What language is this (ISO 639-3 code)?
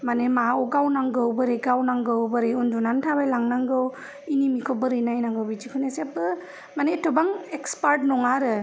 brx